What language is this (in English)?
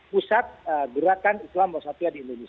Indonesian